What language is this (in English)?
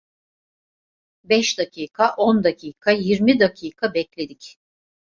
Turkish